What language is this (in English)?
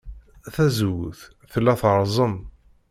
Kabyle